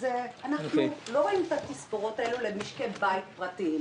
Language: Hebrew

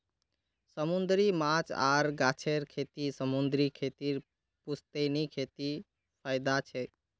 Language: Magahi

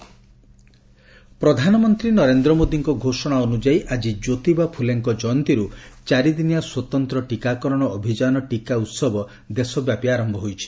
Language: Odia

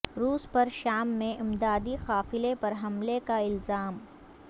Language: Urdu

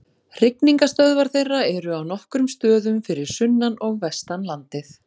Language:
Icelandic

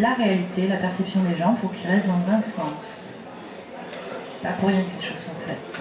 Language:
French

